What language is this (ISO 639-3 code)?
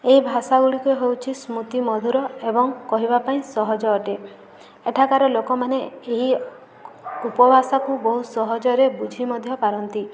ori